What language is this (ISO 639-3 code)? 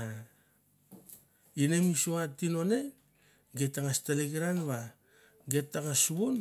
tbf